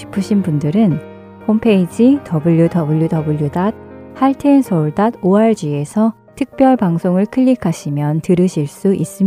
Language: Korean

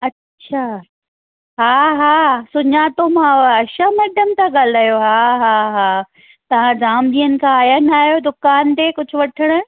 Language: Sindhi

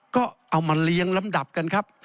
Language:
Thai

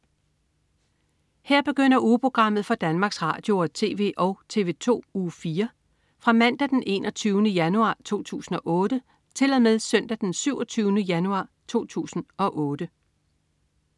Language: Danish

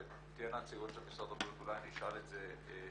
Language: Hebrew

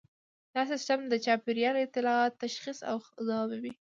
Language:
Pashto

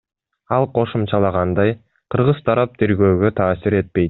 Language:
Kyrgyz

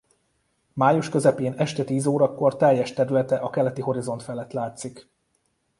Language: Hungarian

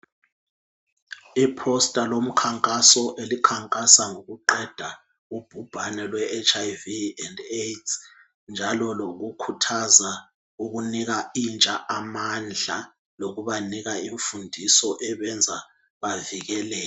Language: North Ndebele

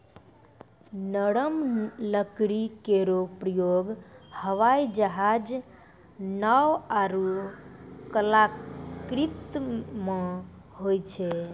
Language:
Maithili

